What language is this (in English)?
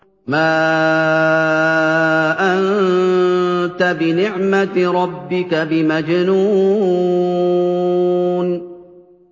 Arabic